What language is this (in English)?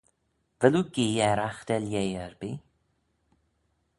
Manx